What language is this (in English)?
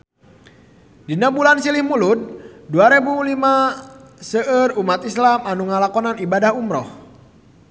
Sundanese